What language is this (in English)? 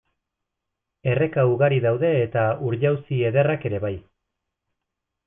Basque